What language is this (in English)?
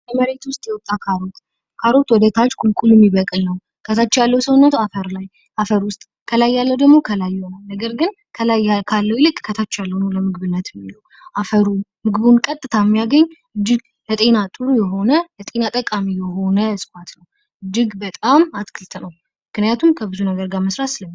Amharic